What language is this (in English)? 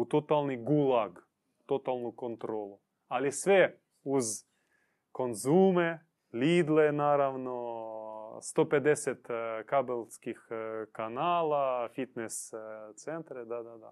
Croatian